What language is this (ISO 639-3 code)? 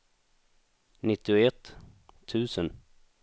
swe